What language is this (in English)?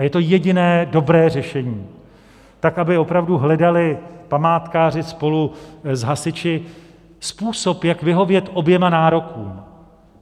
Czech